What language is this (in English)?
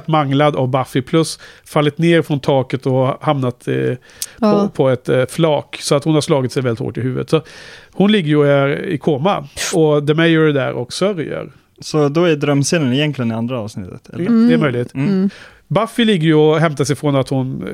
Swedish